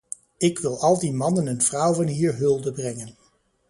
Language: Dutch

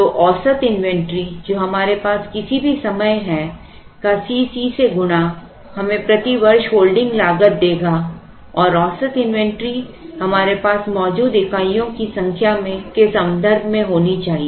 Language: Hindi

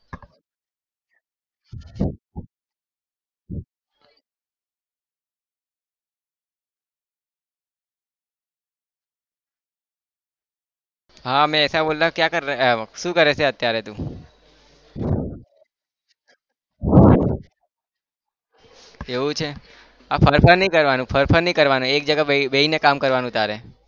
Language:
Gujarati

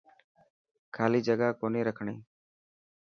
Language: Dhatki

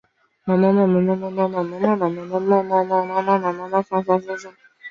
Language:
Chinese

